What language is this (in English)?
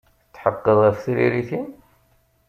Kabyle